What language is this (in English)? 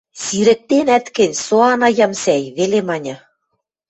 Western Mari